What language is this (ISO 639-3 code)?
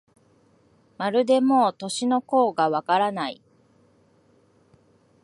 jpn